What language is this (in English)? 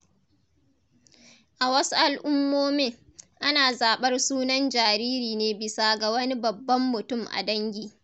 Hausa